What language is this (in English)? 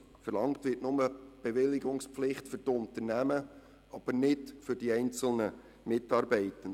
Swiss German